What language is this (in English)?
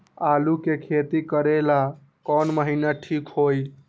Magahi